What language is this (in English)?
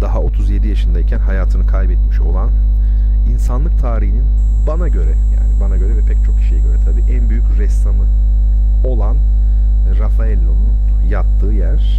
Turkish